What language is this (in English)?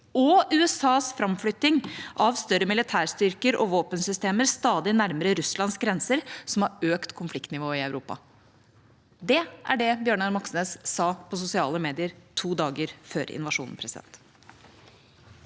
Norwegian